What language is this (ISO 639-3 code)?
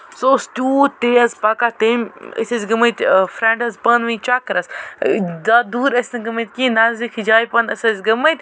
kas